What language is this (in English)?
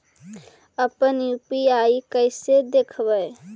Magahi